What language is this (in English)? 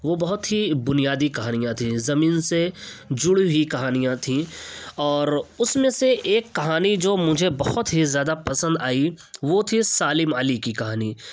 Urdu